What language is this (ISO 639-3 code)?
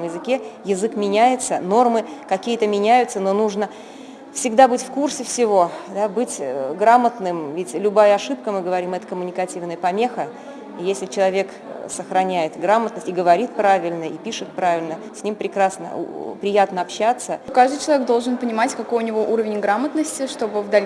rus